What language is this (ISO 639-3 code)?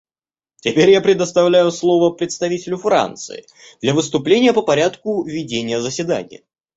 rus